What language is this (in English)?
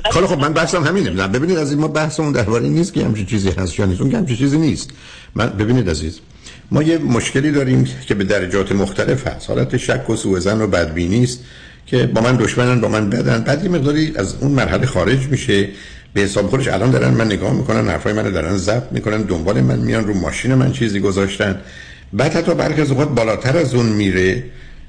Persian